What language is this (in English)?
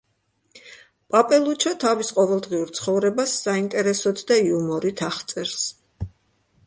Georgian